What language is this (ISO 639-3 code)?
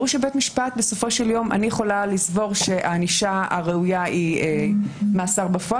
heb